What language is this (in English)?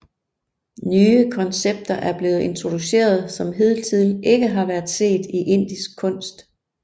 Danish